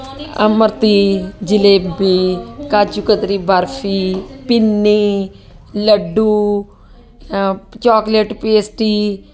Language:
Punjabi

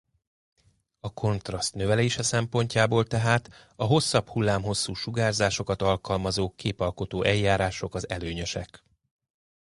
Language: Hungarian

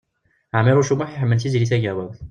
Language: Kabyle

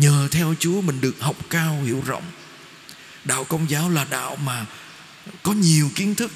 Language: Vietnamese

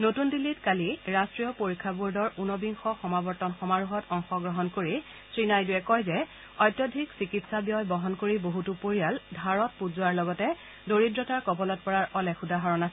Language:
Assamese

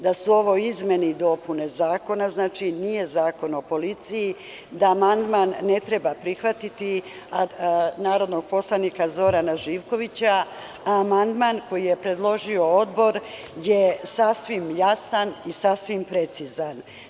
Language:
Serbian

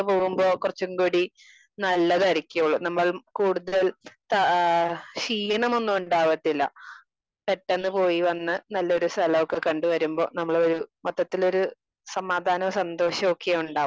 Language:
Malayalam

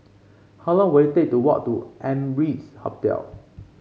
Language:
English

